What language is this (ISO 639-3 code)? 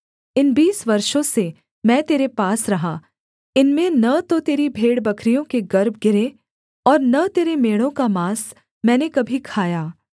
hin